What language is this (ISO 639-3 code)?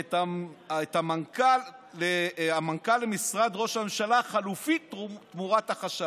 heb